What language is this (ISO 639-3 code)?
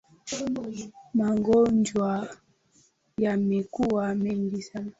swa